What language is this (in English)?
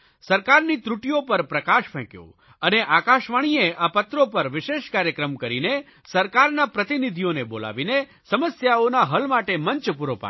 Gujarati